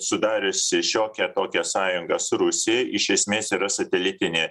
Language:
Lithuanian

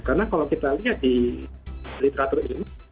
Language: Indonesian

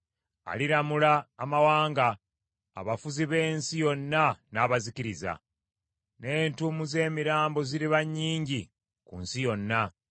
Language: Ganda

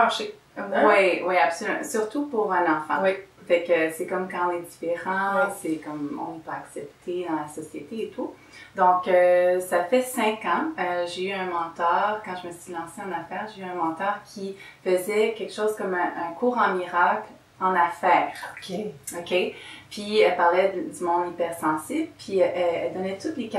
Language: French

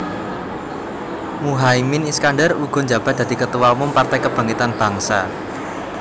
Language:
Javanese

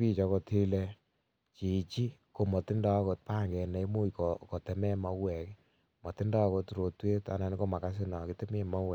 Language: Kalenjin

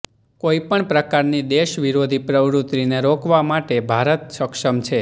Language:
Gujarati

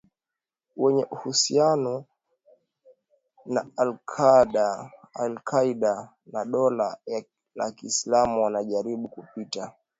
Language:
Swahili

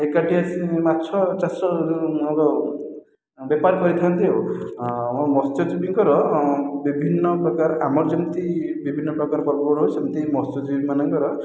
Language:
Odia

